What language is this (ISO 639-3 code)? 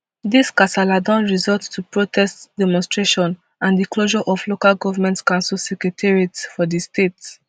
pcm